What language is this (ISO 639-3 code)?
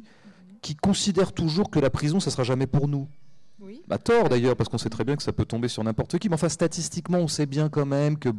fra